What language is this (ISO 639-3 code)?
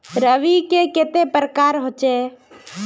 mag